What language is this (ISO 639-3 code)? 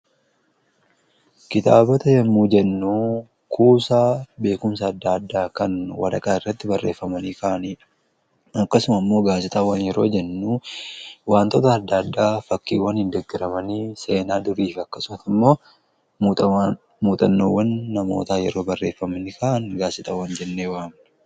orm